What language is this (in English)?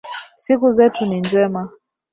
Swahili